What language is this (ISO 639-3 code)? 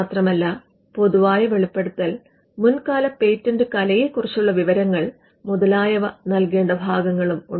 mal